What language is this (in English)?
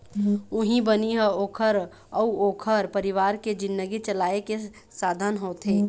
Chhattisgarhi